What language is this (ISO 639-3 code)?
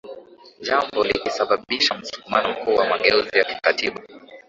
swa